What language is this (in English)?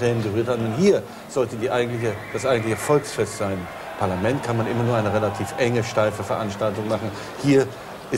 German